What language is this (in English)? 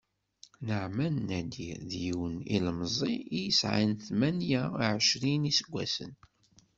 Kabyle